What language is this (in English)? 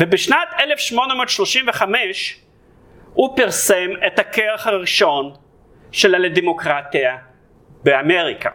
Hebrew